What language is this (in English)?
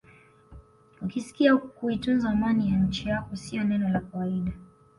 Swahili